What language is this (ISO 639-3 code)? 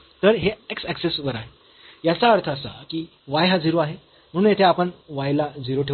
mar